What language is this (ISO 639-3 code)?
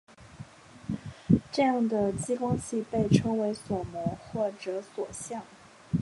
zho